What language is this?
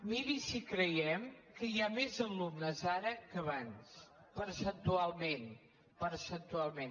Catalan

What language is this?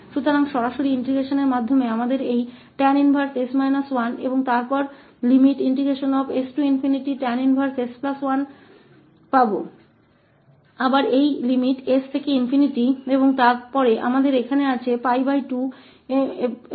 Hindi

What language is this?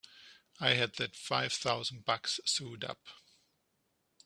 English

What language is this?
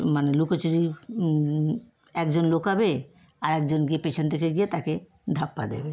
Bangla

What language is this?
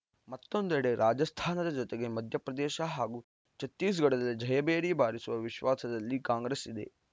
Kannada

